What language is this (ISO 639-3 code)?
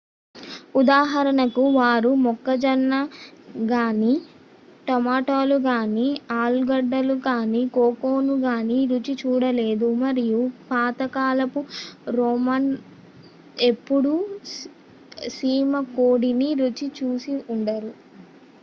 tel